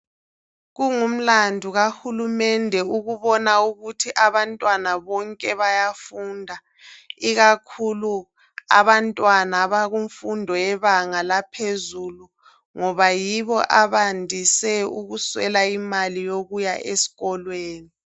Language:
North Ndebele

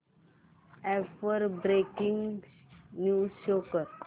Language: Marathi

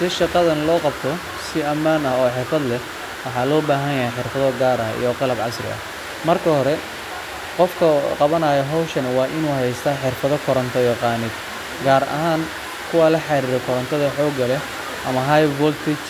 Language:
Somali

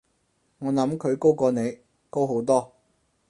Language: Cantonese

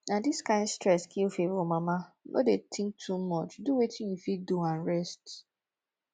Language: Nigerian Pidgin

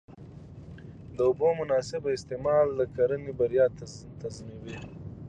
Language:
Pashto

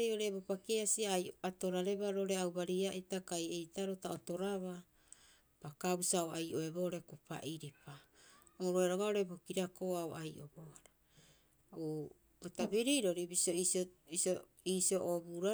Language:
Rapoisi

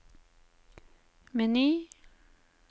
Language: Norwegian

